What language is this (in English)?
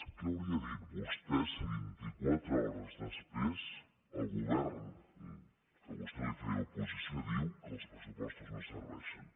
Catalan